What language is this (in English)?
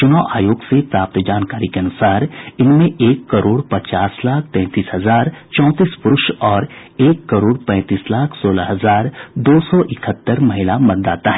Hindi